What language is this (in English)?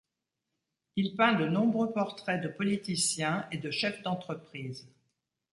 French